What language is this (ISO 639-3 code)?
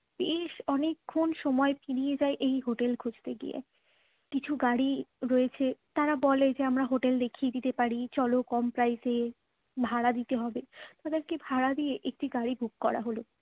ben